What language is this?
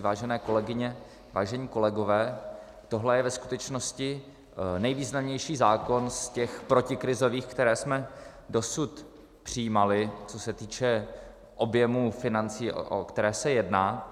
Czech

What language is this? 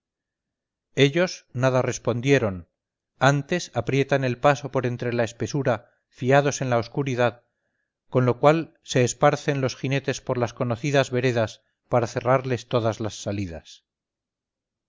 Spanish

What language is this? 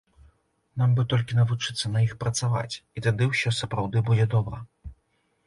Belarusian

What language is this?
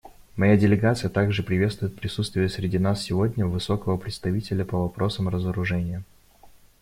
Russian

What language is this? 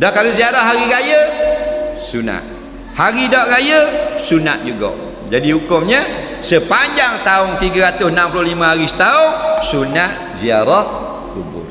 Malay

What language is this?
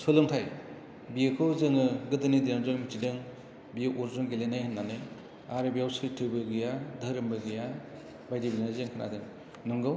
Bodo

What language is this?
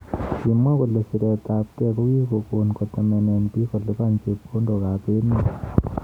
Kalenjin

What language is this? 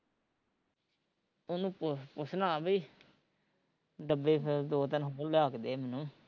Punjabi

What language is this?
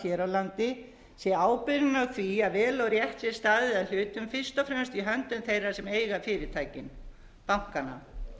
Icelandic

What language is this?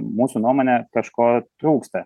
Lithuanian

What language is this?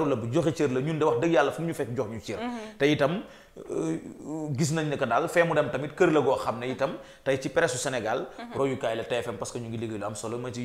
French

